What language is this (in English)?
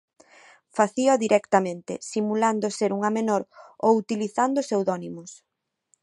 Galician